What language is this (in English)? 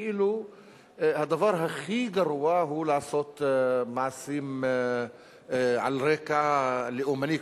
Hebrew